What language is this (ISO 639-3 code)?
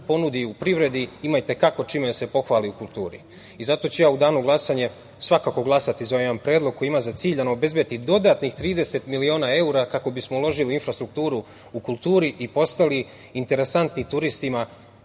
srp